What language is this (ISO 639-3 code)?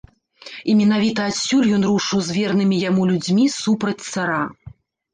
bel